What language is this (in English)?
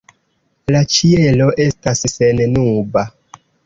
Esperanto